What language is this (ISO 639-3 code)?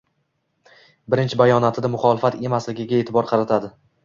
uzb